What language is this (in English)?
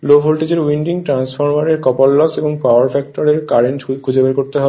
Bangla